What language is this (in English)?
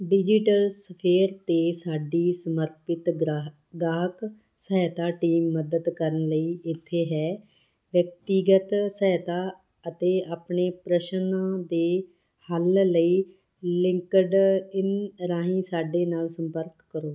Punjabi